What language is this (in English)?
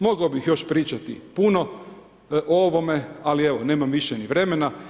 Croatian